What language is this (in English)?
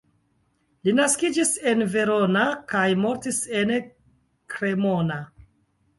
Esperanto